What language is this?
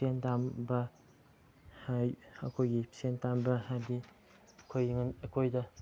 Manipuri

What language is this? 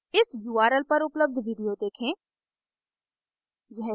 Hindi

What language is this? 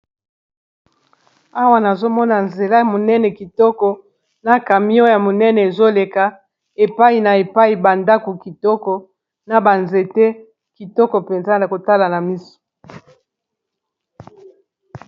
Lingala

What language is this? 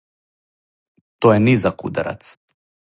Serbian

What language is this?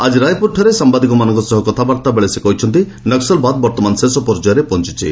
Odia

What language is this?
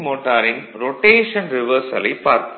Tamil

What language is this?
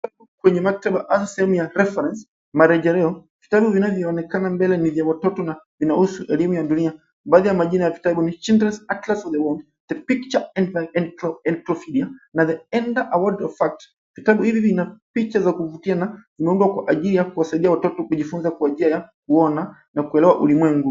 Swahili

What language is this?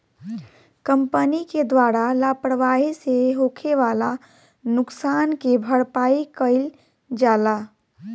Bhojpuri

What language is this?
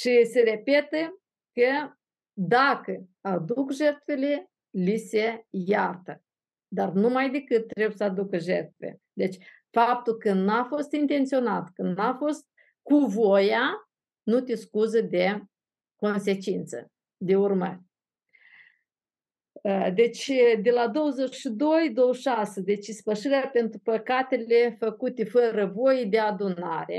Romanian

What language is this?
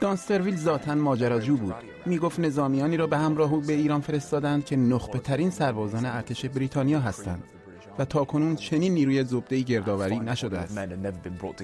Persian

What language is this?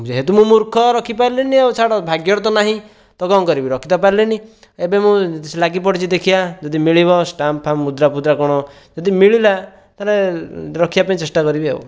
Odia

